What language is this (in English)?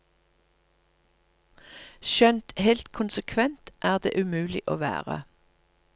Norwegian